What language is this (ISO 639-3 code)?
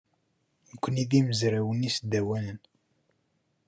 kab